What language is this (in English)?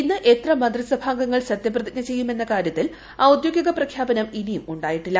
Malayalam